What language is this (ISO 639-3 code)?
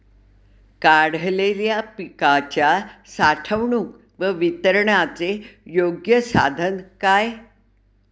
mar